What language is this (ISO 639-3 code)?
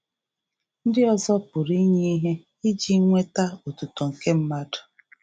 ibo